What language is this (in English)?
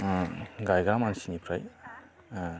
Bodo